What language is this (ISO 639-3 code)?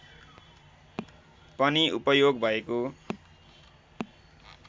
nep